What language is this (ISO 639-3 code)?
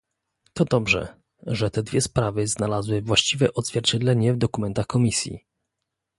pol